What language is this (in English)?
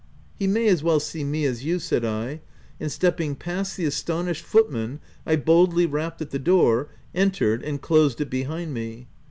English